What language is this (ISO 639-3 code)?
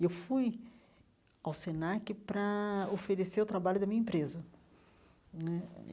por